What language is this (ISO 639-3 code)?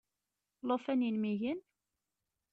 kab